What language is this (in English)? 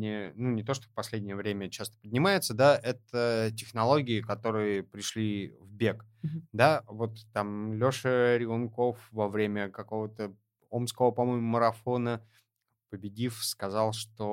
Russian